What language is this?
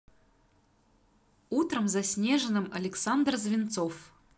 Russian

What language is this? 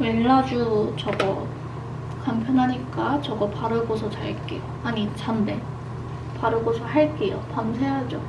Korean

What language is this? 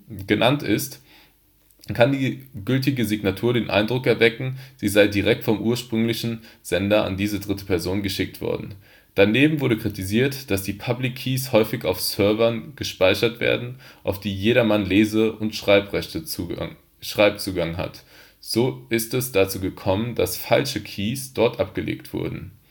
German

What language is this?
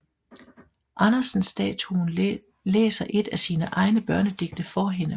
Danish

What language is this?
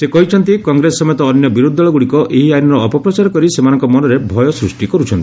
Odia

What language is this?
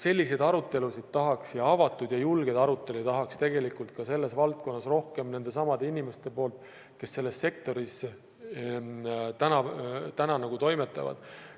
Estonian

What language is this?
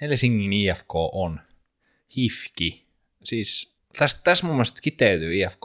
Finnish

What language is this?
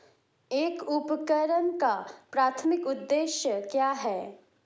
Hindi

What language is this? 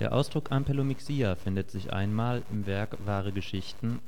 German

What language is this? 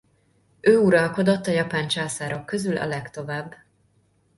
Hungarian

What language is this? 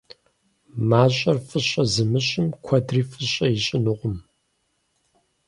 Kabardian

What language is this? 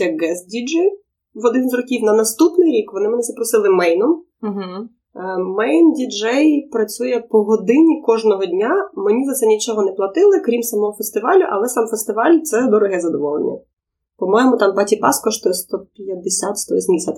Ukrainian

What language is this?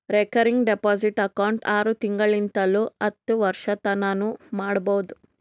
Kannada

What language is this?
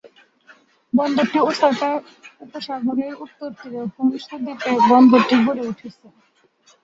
Bangla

